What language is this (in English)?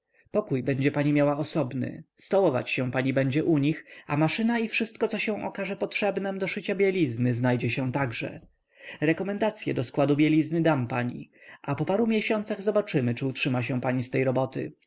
Polish